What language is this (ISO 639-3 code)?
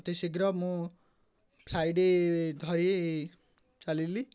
ori